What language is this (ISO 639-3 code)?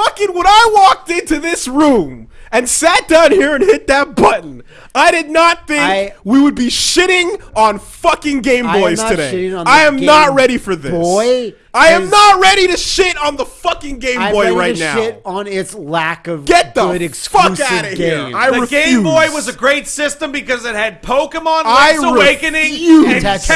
eng